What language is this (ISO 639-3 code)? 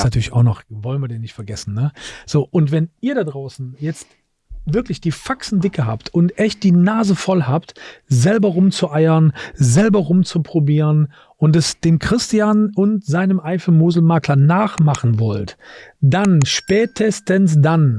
deu